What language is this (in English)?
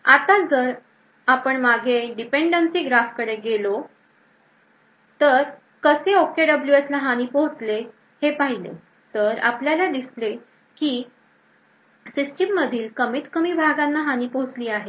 Marathi